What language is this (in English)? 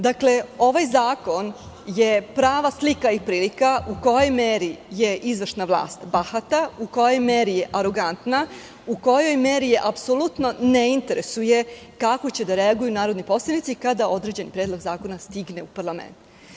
Serbian